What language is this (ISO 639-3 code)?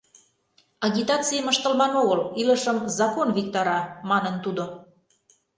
chm